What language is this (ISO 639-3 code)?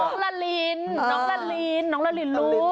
tha